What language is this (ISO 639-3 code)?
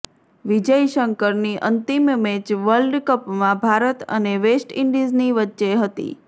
guj